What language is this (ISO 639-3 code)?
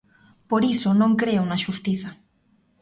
glg